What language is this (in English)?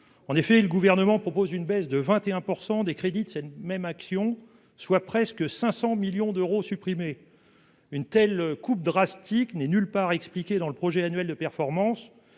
French